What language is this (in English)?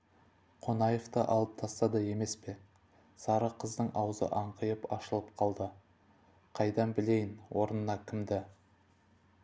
Kazakh